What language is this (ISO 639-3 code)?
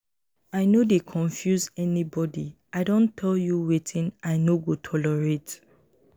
pcm